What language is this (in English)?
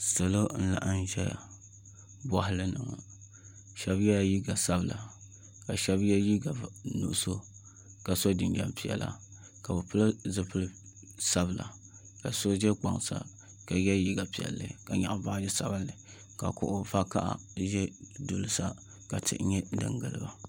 Dagbani